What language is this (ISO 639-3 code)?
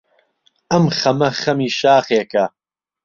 ckb